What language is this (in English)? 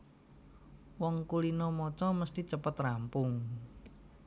Javanese